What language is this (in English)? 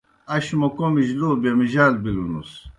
Kohistani Shina